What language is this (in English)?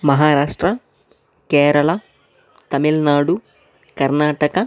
Telugu